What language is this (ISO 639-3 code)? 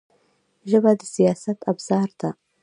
pus